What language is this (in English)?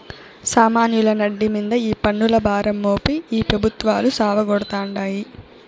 Telugu